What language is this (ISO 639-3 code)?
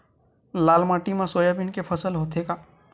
hne